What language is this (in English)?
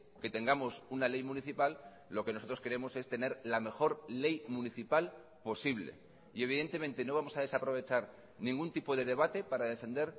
Spanish